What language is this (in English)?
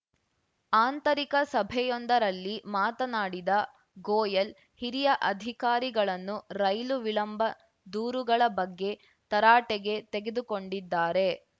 Kannada